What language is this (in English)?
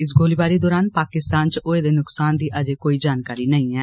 Dogri